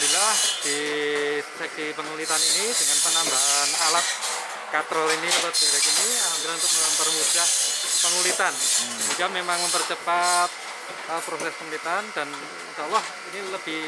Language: Indonesian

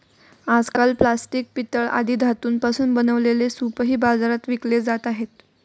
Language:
Marathi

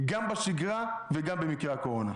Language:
Hebrew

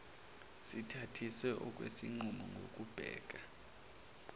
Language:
Zulu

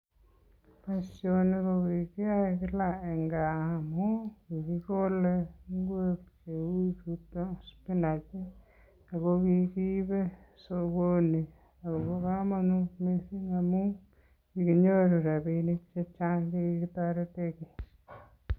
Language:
Kalenjin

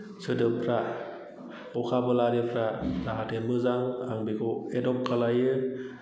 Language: Bodo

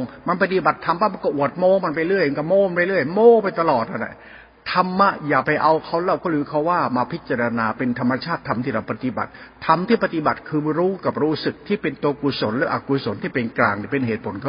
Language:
Thai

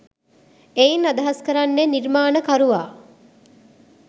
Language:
Sinhala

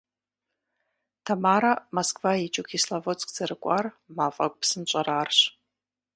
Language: Kabardian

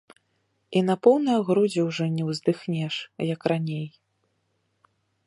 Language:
Belarusian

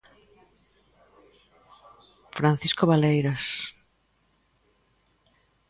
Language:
Galician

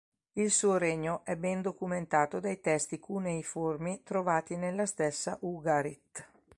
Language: Italian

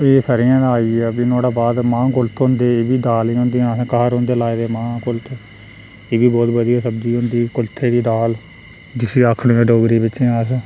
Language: Dogri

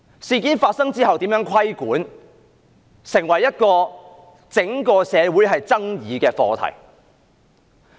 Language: Cantonese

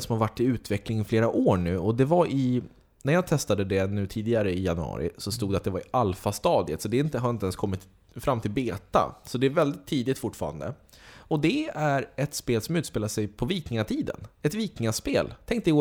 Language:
Swedish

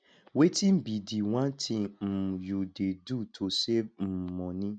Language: Nigerian Pidgin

